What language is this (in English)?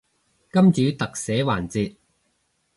Cantonese